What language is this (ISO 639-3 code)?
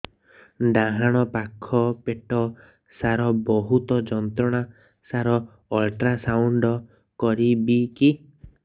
ori